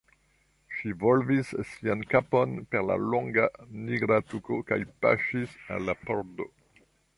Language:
Esperanto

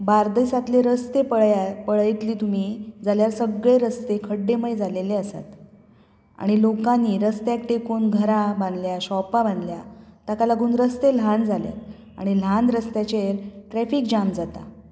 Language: Konkani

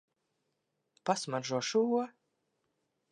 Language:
Latvian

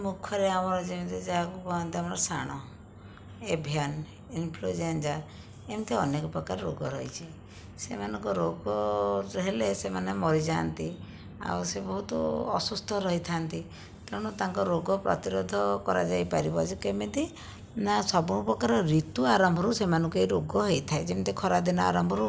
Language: Odia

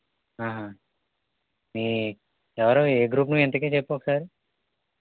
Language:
Telugu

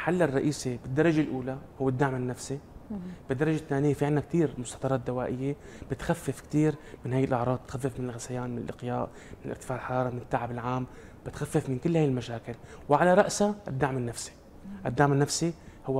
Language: Arabic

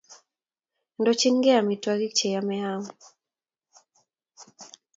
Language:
Kalenjin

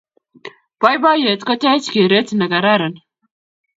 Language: Kalenjin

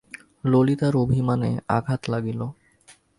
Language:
Bangla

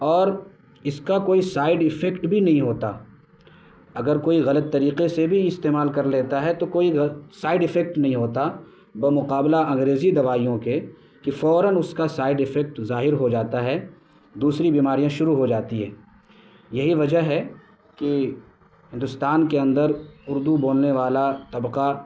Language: Urdu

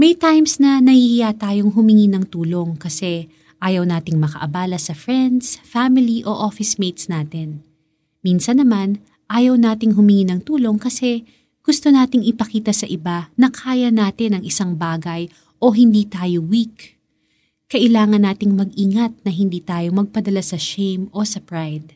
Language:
Filipino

